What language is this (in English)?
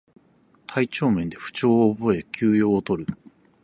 Japanese